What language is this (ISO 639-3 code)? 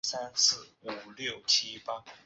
zho